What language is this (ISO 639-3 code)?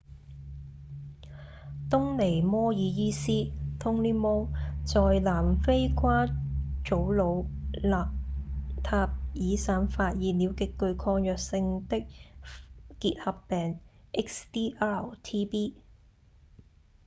yue